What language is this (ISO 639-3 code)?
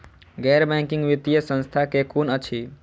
mai